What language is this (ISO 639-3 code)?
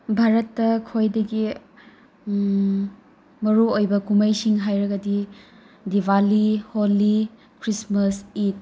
mni